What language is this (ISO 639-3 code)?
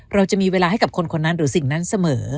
tha